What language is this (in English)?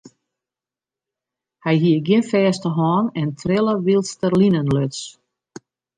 Western Frisian